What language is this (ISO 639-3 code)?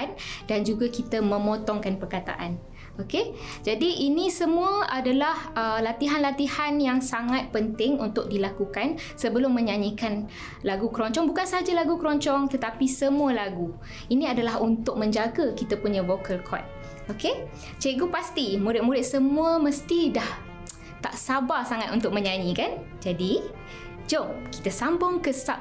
msa